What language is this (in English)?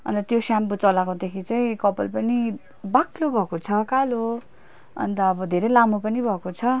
Nepali